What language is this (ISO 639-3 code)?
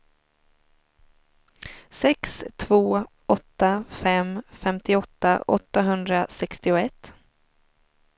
swe